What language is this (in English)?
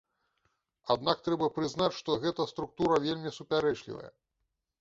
Belarusian